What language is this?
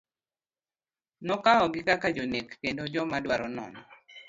Luo (Kenya and Tanzania)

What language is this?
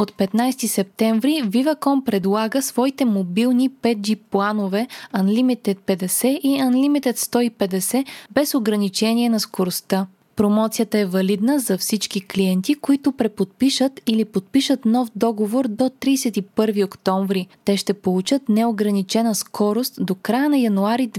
Bulgarian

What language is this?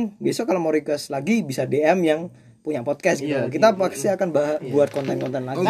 Indonesian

